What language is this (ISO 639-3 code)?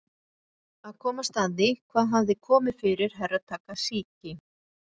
isl